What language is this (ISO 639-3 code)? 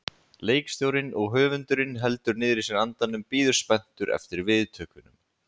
isl